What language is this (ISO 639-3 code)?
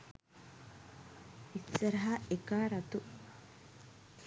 sin